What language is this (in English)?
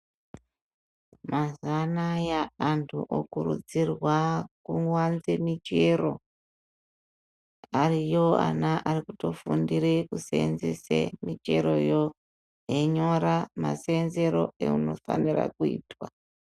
Ndau